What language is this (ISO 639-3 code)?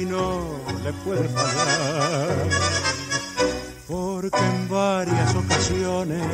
spa